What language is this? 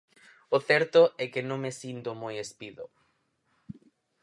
Galician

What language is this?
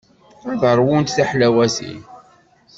Kabyle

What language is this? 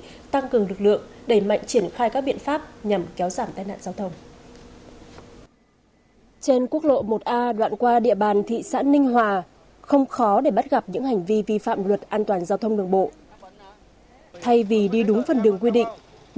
Vietnamese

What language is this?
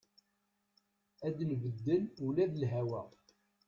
Kabyle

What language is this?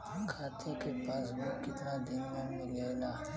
Bhojpuri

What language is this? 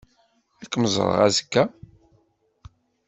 Kabyle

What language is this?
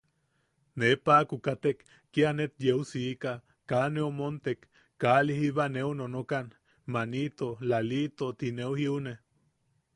Yaqui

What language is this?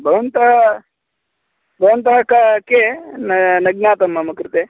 Sanskrit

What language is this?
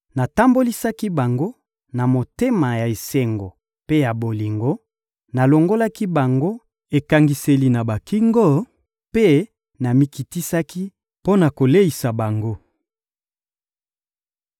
Lingala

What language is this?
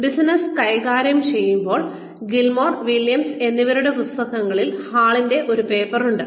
Malayalam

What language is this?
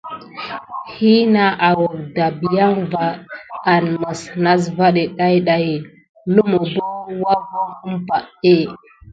Gidar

